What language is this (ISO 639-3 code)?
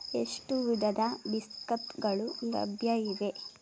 kan